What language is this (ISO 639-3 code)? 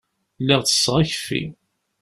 kab